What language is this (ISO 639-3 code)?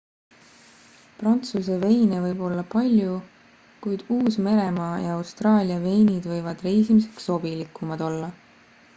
est